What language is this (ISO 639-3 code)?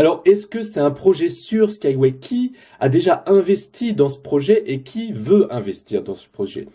fra